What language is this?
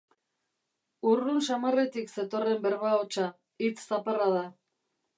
Basque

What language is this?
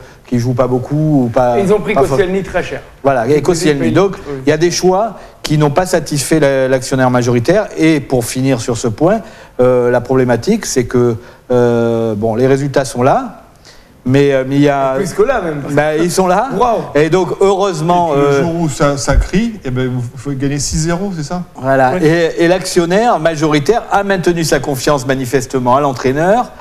French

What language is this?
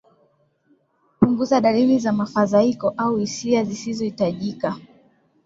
Swahili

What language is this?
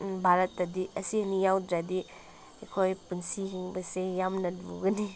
Manipuri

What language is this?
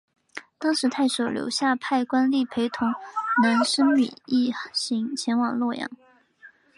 Chinese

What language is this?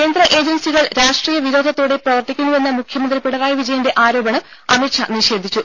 Malayalam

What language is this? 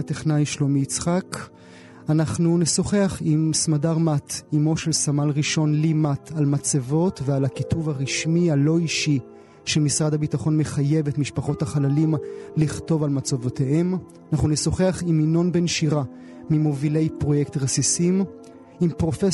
Hebrew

